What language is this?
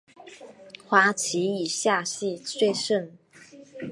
Chinese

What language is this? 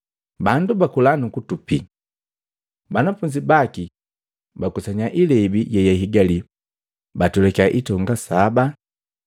Matengo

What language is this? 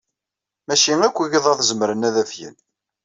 Kabyle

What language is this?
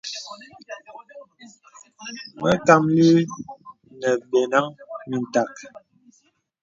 Bebele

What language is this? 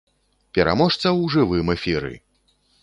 Belarusian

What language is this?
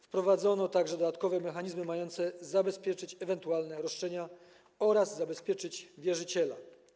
Polish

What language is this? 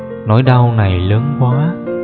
Vietnamese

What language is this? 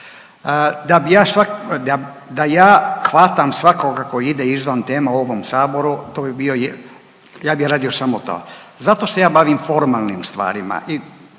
Croatian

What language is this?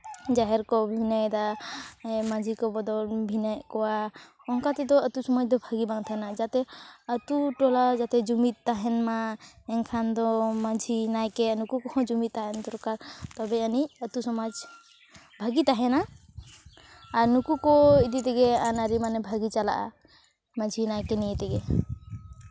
Santali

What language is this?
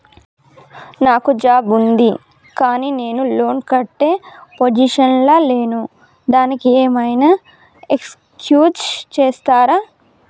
Telugu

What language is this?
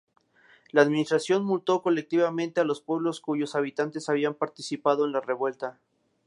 Spanish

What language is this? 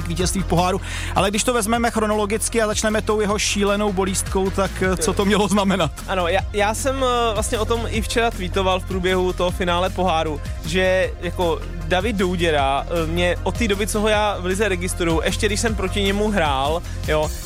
Czech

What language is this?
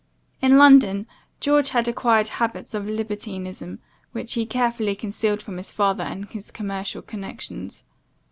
English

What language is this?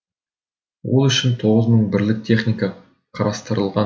Kazakh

